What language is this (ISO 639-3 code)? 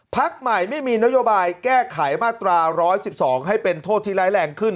tha